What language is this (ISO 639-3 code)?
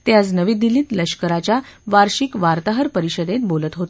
mar